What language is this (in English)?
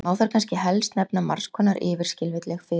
Icelandic